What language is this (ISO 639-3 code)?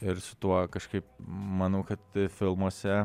lit